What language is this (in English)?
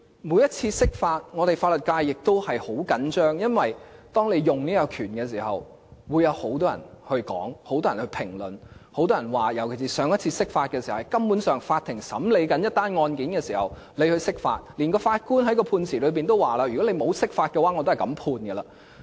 Cantonese